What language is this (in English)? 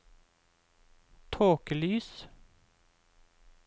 Norwegian